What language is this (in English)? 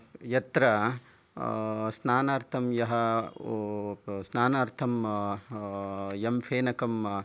Sanskrit